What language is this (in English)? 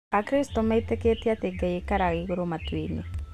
Kikuyu